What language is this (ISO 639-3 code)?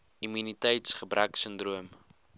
afr